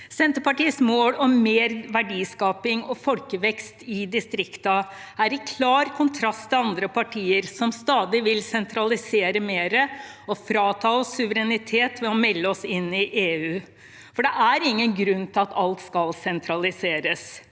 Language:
Norwegian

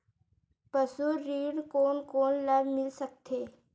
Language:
Chhattisgarhi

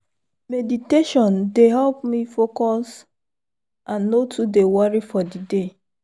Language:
Nigerian Pidgin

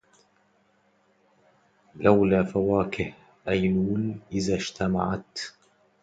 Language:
Arabic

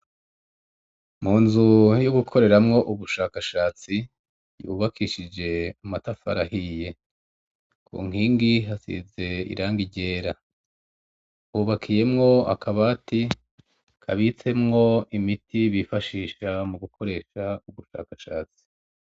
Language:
Rundi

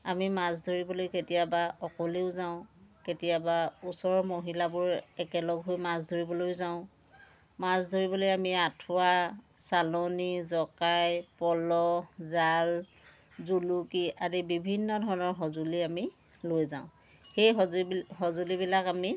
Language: Assamese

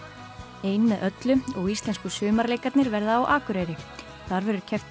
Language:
Icelandic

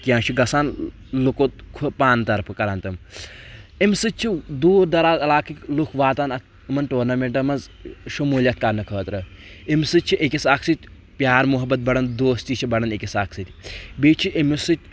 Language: Kashmiri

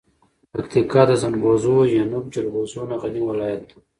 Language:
Pashto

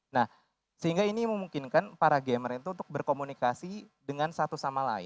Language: Indonesian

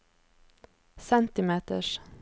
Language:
Norwegian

